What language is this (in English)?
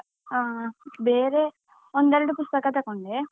Kannada